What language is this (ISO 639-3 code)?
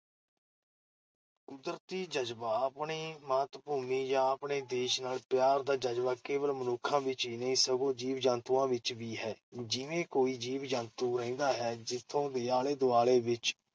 pan